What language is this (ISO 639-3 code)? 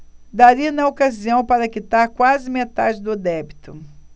por